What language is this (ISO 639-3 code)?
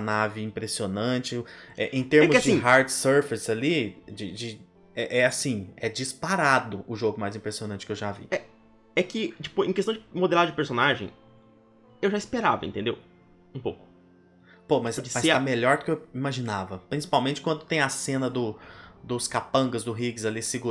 por